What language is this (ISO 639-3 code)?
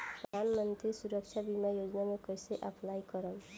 bho